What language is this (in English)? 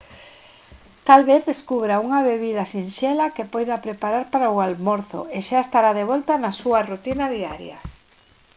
Galician